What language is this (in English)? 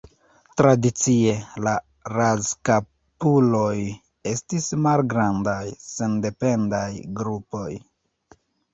Esperanto